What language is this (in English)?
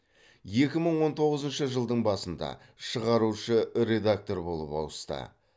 Kazakh